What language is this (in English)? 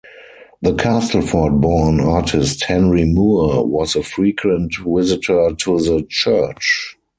English